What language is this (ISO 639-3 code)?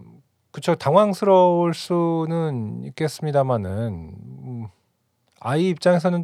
kor